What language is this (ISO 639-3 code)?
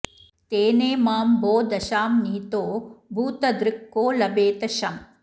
san